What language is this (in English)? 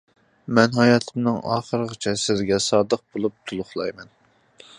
Uyghur